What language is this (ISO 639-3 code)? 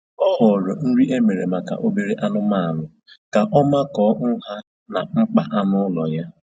ibo